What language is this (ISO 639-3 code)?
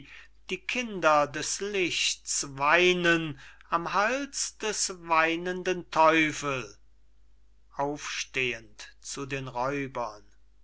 deu